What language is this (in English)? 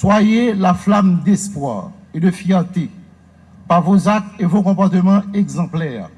French